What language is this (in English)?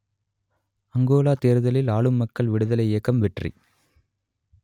Tamil